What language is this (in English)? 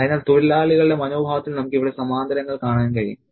Malayalam